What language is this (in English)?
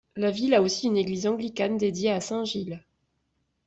French